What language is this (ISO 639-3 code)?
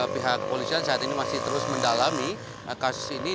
ind